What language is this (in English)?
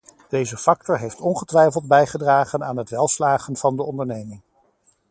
Dutch